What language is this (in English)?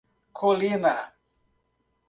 Portuguese